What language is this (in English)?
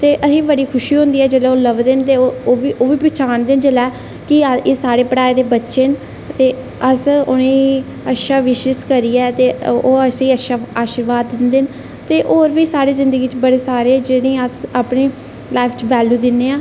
Dogri